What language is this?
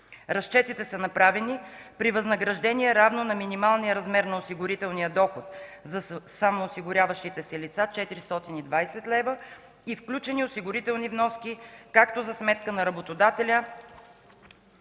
Bulgarian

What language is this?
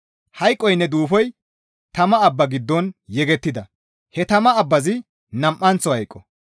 Gamo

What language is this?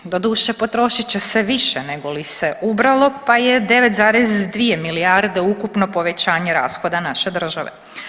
Croatian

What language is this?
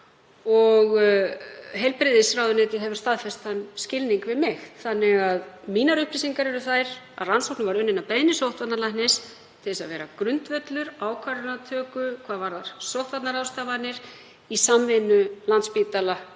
Icelandic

